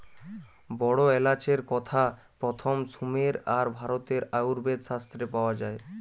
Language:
Bangla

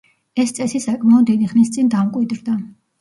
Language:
Georgian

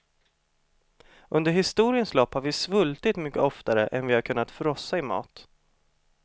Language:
Swedish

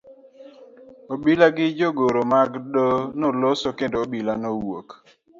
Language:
Luo (Kenya and Tanzania)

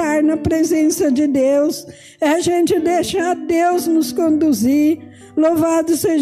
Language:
Portuguese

